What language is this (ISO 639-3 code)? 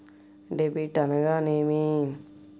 tel